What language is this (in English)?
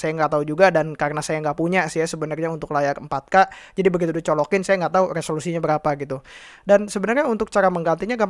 Indonesian